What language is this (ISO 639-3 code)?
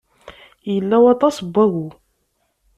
kab